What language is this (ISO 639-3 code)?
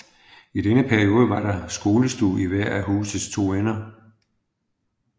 dan